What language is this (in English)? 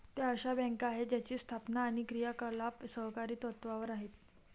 Marathi